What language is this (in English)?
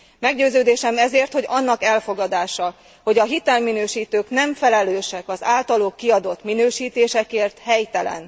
Hungarian